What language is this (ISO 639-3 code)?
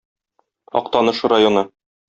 tat